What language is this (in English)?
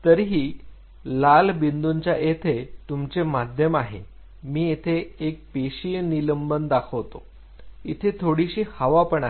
Marathi